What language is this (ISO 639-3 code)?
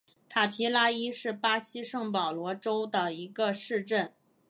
zho